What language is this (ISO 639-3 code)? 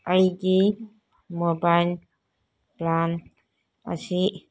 mni